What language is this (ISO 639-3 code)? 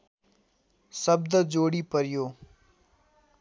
nep